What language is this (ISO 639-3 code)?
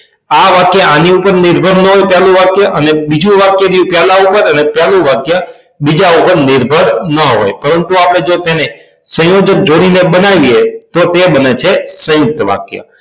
guj